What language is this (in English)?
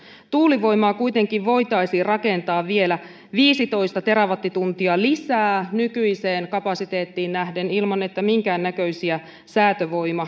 Finnish